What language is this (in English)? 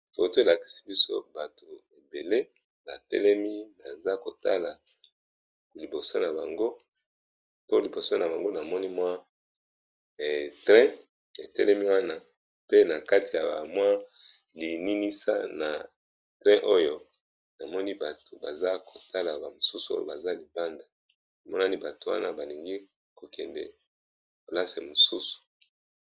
Lingala